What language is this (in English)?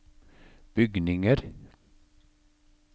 Norwegian